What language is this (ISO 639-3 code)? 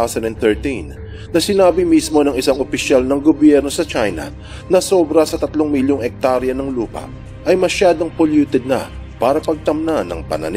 fil